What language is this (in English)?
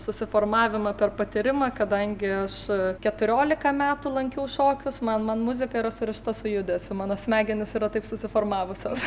Lithuanian